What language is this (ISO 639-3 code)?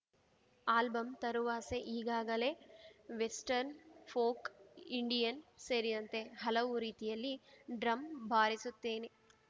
kan